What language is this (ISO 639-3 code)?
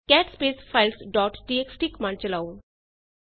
pan